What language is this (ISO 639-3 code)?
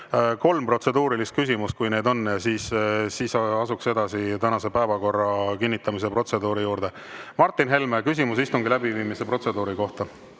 est